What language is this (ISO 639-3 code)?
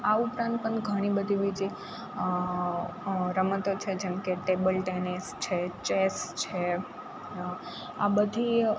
guj